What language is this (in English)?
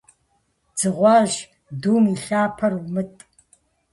Kabardian